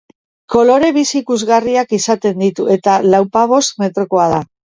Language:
Basque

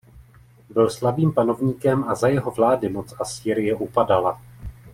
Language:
Czech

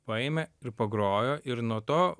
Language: Lithuanian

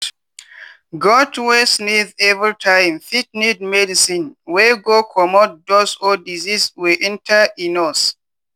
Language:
Nigerian Pidgin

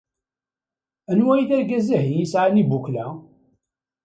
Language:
Kabyle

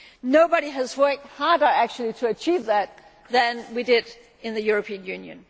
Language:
English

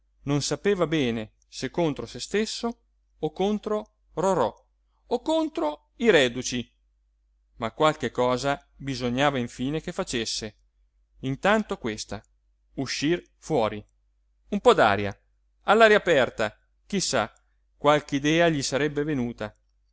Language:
Italian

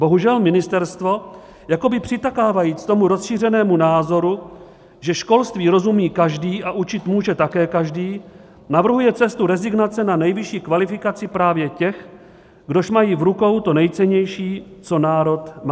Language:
Czech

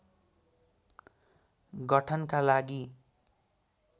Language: Nepali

